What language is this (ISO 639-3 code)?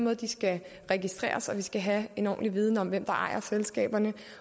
dan